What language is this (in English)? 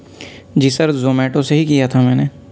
Urdu